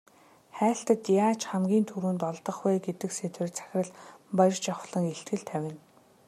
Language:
Mongolian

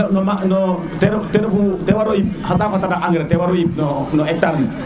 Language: Serer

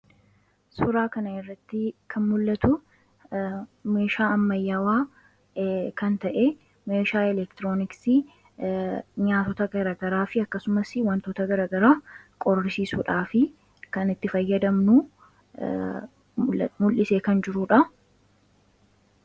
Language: Oromo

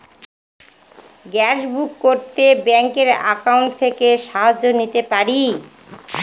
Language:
Bangla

